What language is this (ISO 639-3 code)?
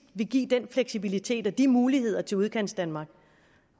dan